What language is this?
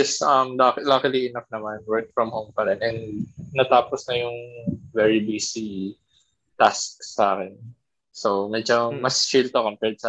Filipino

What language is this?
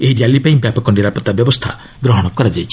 Odia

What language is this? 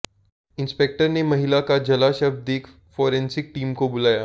Hindi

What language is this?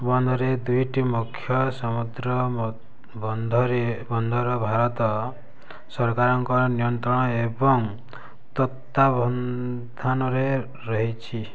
Odia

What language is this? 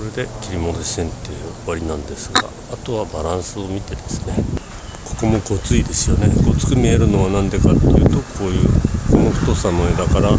Japanese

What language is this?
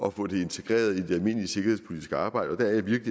Danish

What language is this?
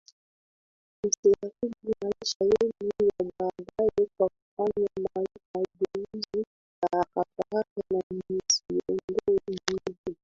Swahili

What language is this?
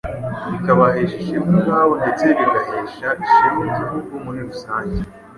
Kinyarwanda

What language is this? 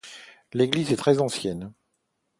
French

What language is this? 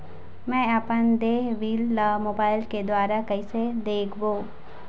Chhattisgarhi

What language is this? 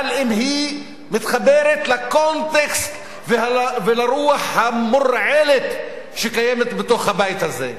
Hebrew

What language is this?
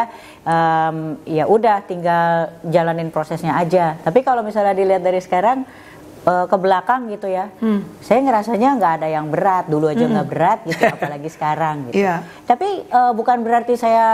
Indonesian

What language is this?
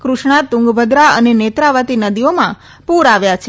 Gujarati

